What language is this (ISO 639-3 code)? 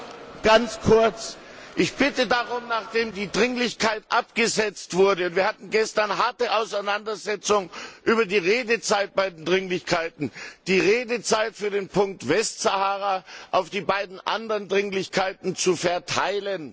deu